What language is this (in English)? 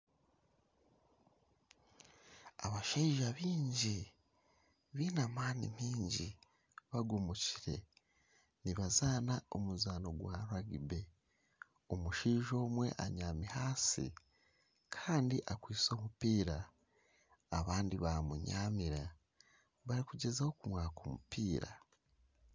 Nyankole